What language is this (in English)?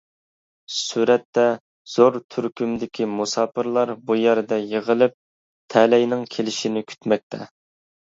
Uyghur